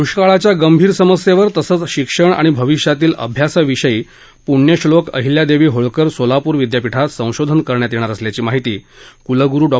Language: Marathi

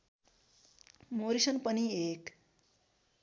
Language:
Nepali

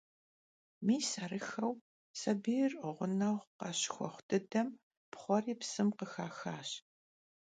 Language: Kabardian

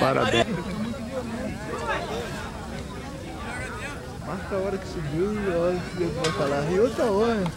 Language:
Portuguese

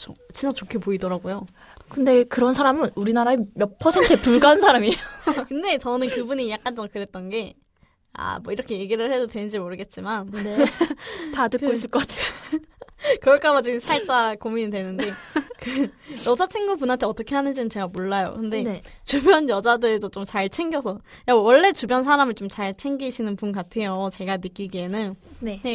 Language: Korean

